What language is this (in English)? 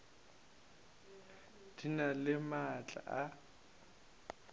Northern Sotho